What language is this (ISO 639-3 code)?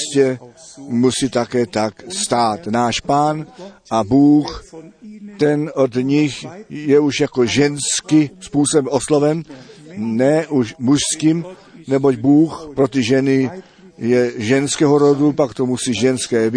ces